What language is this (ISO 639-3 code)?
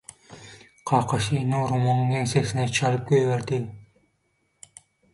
tuk